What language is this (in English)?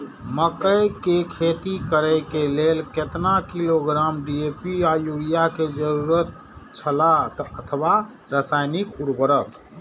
Maithili